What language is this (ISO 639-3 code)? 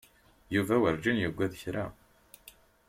kab